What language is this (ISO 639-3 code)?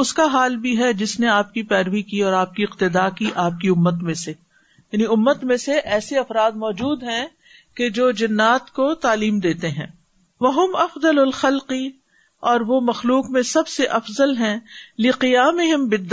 urd